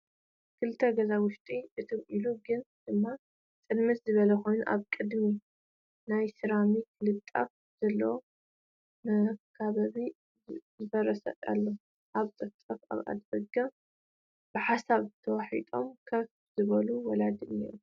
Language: Tigrinya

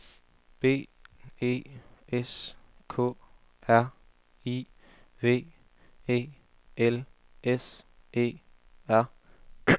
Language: Danish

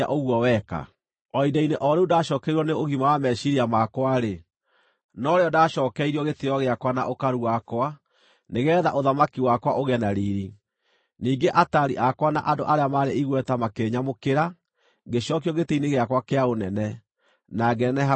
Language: Kikuyu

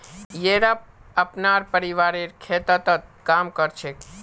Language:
Magahi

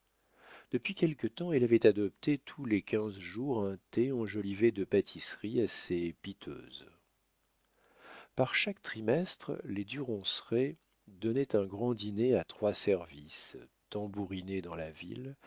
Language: French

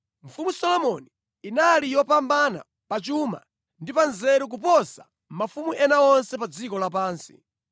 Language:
Nyanja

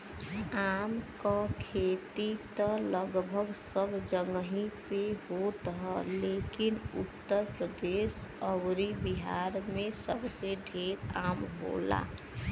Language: Bhojpuri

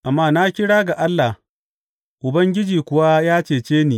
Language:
Hausa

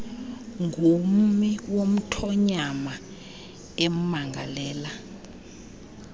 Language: Xhosa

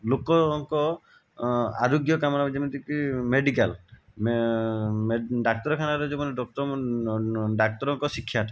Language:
Odia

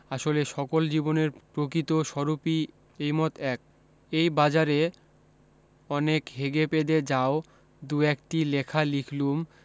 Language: Bangla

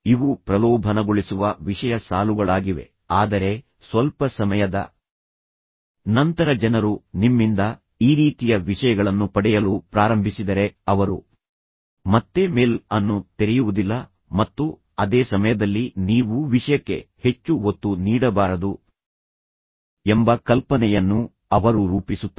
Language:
Kannada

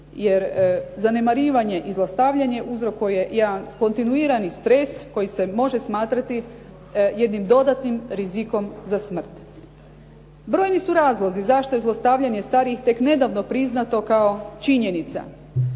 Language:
Croatian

